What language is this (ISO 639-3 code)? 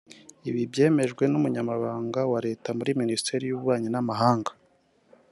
kin